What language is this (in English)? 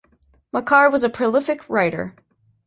English